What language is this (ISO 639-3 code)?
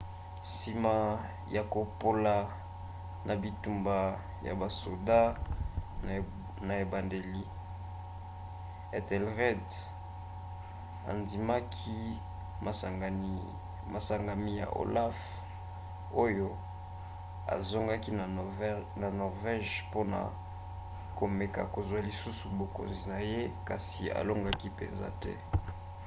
lin